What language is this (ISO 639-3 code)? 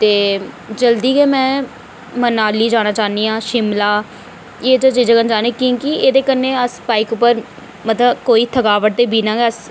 doi